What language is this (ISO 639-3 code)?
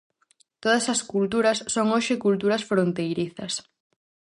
glg